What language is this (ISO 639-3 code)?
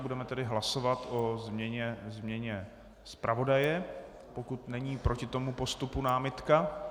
ces